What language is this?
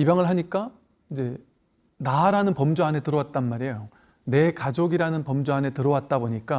Korean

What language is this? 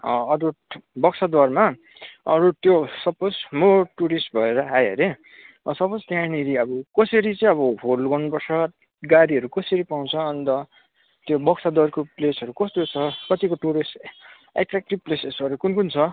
Nepali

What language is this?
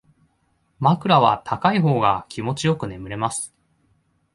Japanese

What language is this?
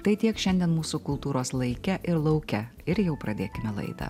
Lithuanian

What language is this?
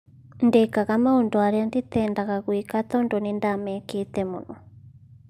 Kikuyu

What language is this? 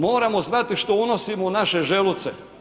Croatian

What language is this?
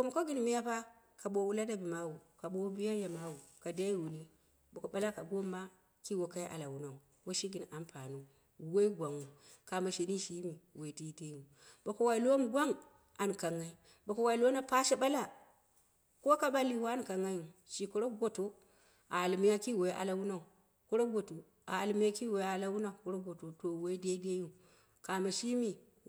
Dera (Nigeria)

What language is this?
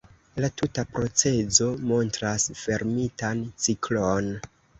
Esperanto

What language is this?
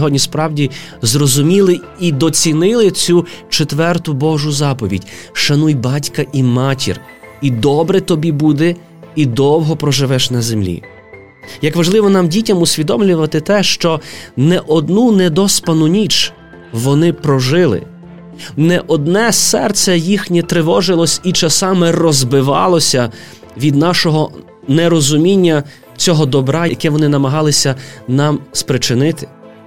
Ukrainian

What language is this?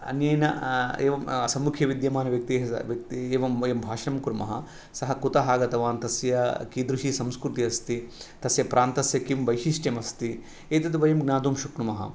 Sanskrit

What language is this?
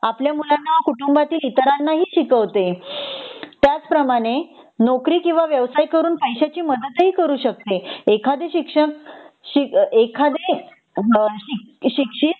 Marathi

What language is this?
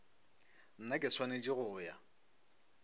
Northern Sotho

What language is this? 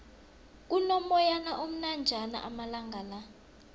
South Ndebele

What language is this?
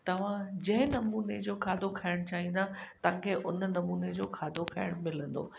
Sindhi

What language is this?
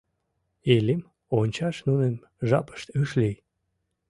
Mari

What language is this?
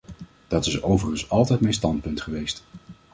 Dutch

